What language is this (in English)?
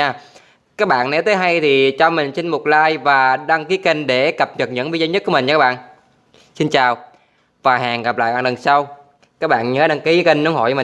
Vietnamese